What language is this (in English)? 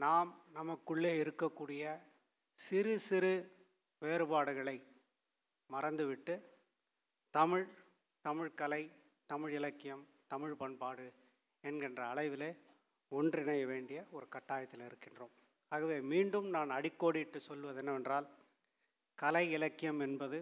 Tamil